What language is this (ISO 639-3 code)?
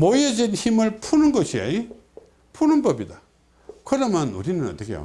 kor